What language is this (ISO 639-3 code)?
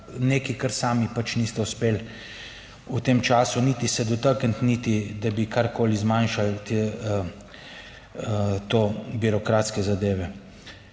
slv